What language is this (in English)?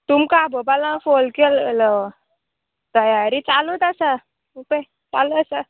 Konkani